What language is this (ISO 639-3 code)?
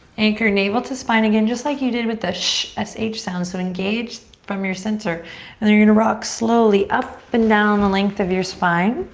eng